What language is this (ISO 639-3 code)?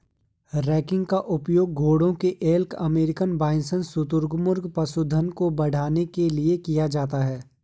hin